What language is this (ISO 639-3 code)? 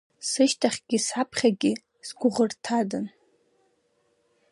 abk